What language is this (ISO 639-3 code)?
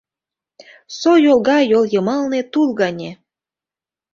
chm